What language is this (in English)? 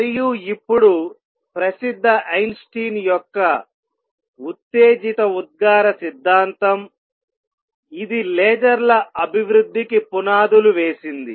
Telugu